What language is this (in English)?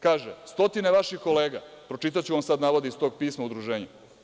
Serbian